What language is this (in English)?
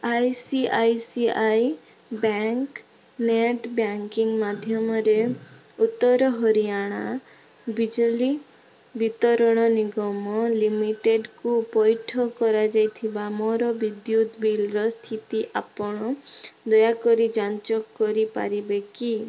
Odia